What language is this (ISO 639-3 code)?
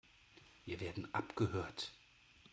deu